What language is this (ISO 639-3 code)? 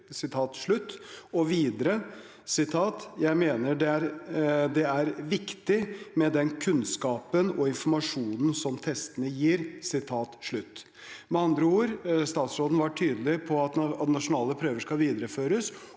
nor